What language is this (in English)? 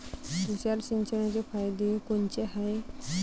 Marathi